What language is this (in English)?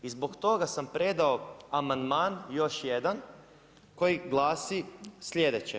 Croatian